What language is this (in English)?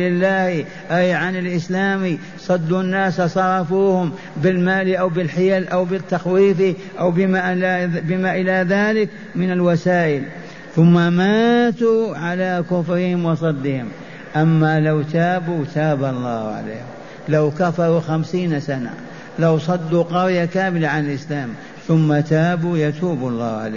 Arabic